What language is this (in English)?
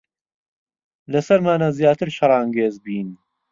Central Kurdish